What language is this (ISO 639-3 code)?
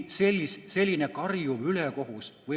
est